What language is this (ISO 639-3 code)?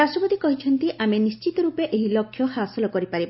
ori